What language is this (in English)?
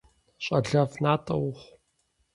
Kabardian